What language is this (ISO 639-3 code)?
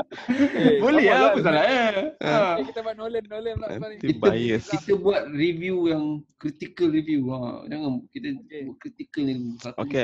msa